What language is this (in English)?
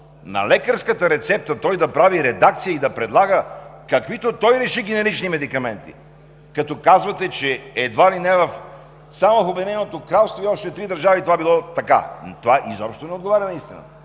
Bulgarian